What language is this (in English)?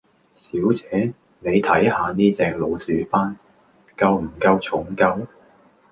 Cantonese